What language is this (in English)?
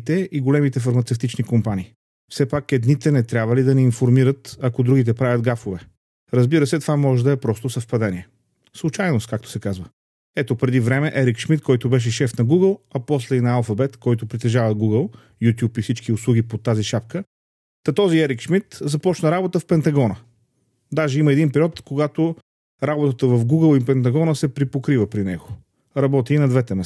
Bulgarian